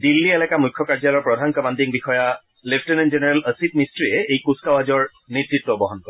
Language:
Assamese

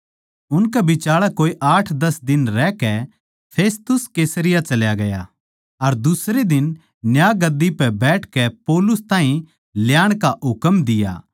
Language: Haryanvi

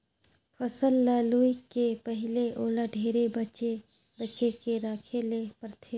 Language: Chhattisgarhi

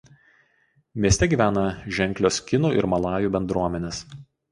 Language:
Lithuanian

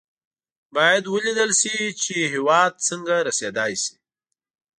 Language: Pashto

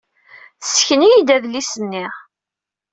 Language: Kabyle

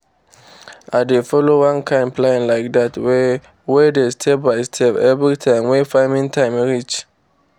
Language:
Nigerian Pidgin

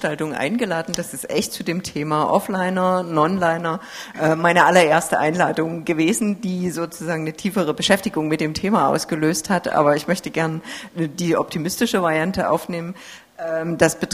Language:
German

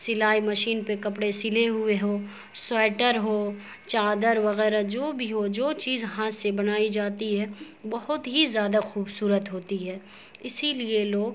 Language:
Urdu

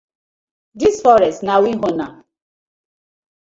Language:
Nigerian Pidgin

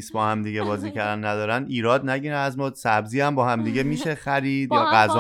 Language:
Persian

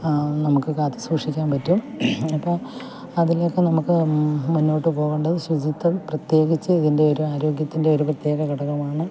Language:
Malayalam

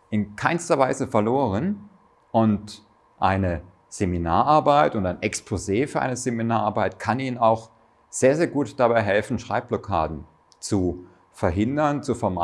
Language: German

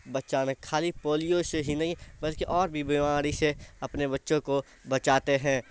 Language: Urdu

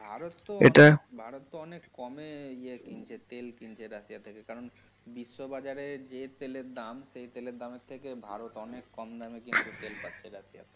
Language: Bangla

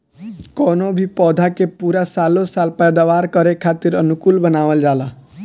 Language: Bhojpuri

